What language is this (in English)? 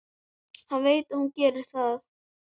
Icelandic